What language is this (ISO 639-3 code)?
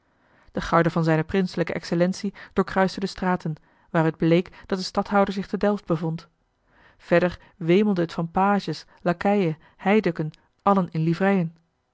nld